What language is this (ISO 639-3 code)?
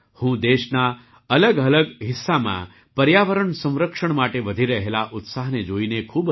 guj